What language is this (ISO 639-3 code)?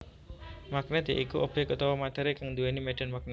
jav